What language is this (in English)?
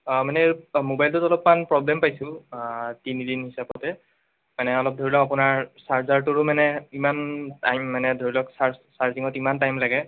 Assamese